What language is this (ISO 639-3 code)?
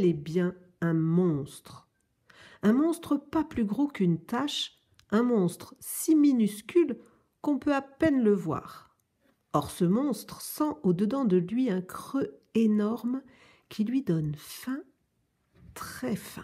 fra